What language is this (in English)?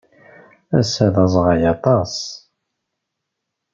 Kabyle